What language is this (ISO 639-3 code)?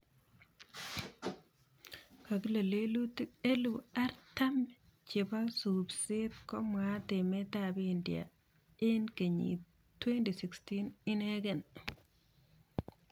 kln